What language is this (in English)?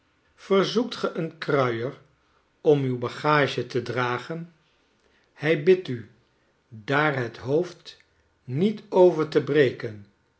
Dutch